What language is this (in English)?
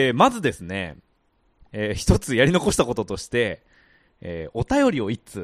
Japanese